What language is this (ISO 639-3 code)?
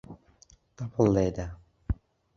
ckb